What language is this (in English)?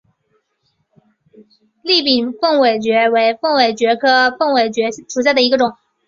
Chinese